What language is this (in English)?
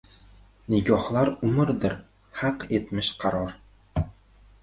Uzbek